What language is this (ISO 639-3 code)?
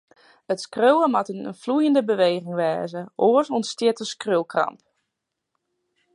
fry